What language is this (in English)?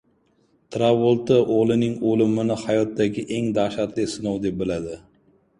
Uzbek